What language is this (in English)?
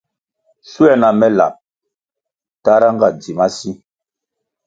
Kwasio